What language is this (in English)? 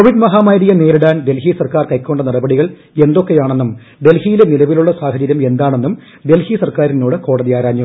Malayalam